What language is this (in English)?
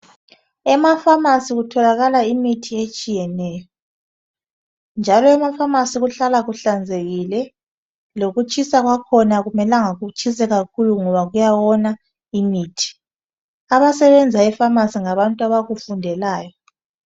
North Ndebele